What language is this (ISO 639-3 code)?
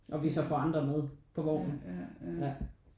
dan